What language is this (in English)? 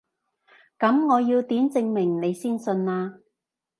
Cantonese